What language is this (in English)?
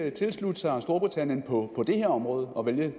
Danish